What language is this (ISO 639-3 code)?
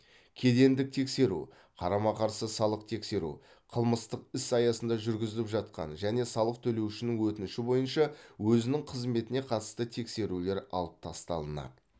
kaz